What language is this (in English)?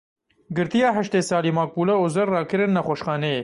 Kurdish